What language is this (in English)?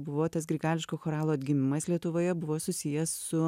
Lithuanian